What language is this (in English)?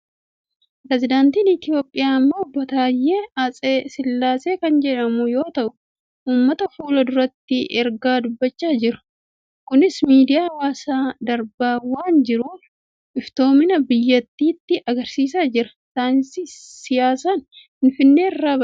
Oromo